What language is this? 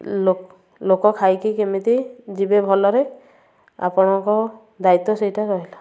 Odia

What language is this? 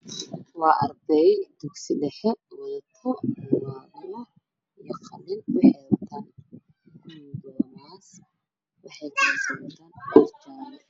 Somali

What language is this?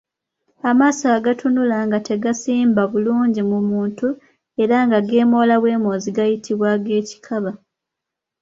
Ganda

